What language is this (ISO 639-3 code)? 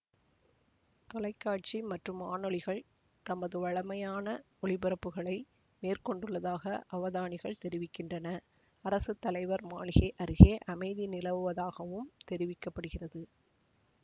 tam